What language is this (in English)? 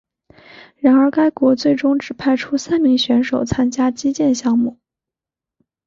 Chinese